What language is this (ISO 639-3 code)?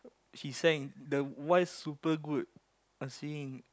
eng